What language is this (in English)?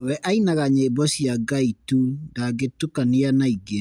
Kikuyu